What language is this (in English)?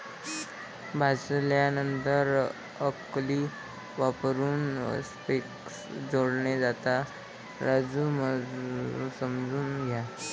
Marathi